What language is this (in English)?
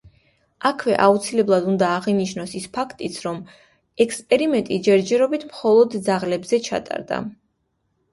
Georgian